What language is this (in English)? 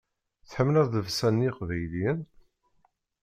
Kabyle